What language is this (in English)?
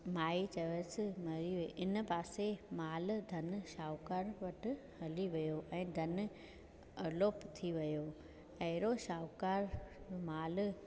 Sindhi